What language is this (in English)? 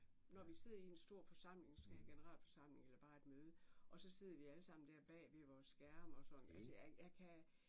Danish